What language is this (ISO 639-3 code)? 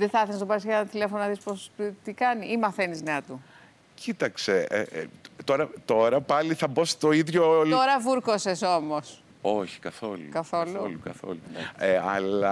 ell